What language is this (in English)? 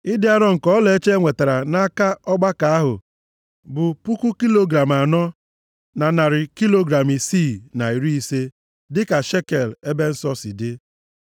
Igbo